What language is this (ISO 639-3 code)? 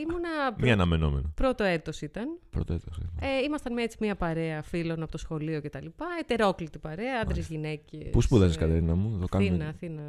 ell